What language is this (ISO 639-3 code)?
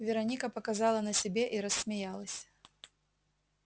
rus